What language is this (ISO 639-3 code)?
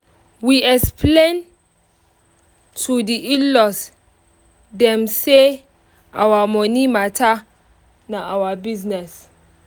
pcm